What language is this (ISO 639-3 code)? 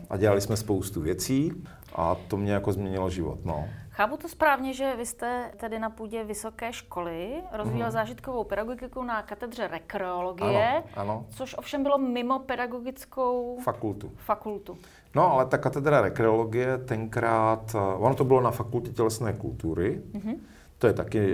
ces